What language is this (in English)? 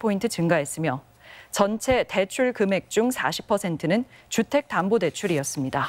Korean